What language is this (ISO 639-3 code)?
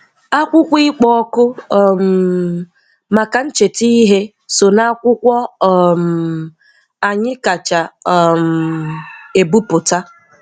ibo